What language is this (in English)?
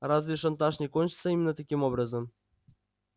Russian